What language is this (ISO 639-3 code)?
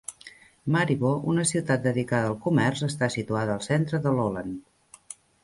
cat